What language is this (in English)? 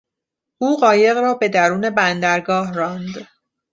Persian